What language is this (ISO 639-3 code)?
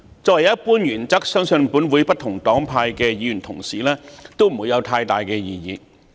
yue